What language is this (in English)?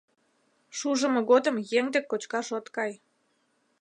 Mari